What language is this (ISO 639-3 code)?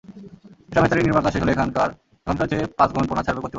ben